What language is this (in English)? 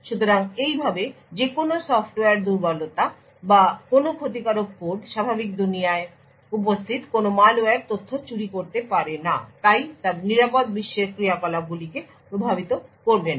Bangla